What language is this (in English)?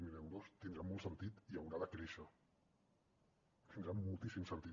Catalan